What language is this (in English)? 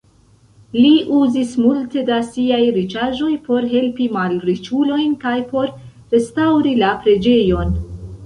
Esperanto